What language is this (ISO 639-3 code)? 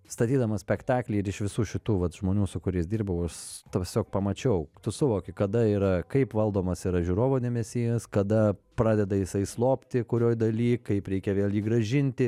lit